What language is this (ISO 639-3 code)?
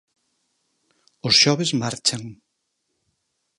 glg